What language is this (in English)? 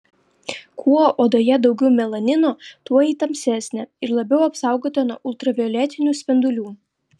Lithuanian